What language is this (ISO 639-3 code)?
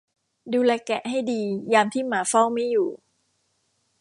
tha